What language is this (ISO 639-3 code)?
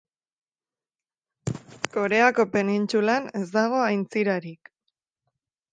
eus